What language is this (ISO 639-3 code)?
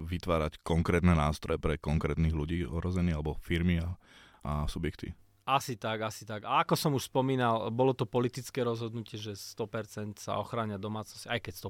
slk